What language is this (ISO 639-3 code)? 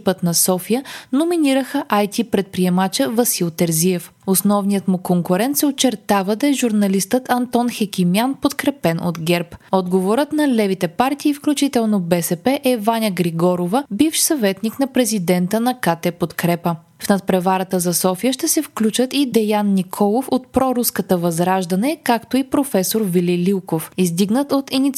bul